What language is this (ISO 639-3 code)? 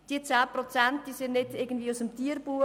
gsw